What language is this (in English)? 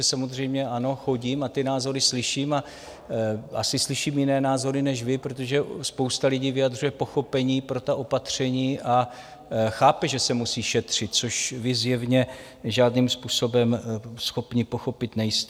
Czech